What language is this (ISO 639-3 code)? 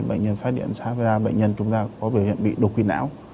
vie